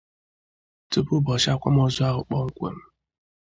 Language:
Igbo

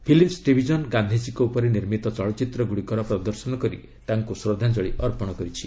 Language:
Odia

